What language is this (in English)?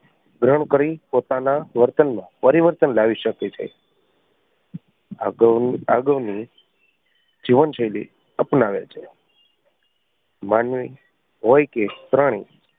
Gujarati